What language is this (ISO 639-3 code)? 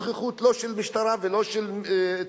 heb